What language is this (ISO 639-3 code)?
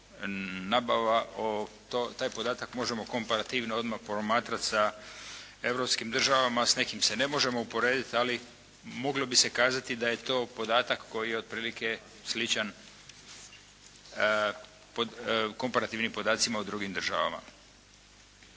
hrv